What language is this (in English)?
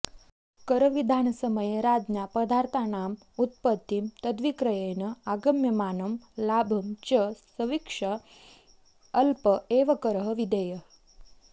Sanskrit